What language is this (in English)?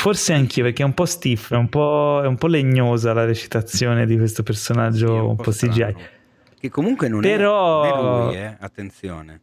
Italian